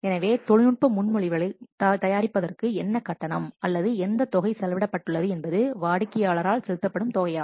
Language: Tamil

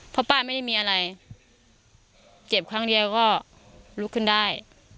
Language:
Thai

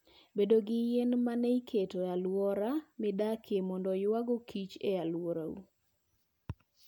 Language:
Luo (Kenya and Tanzania)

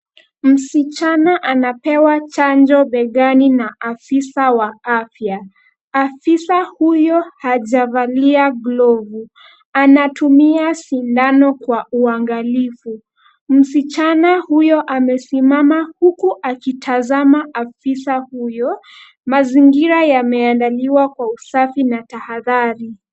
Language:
Swahili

